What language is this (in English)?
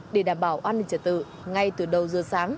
Vietnamese